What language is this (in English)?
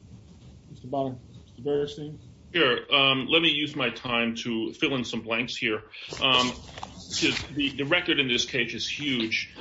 English